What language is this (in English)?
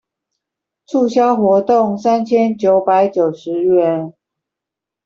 Chinese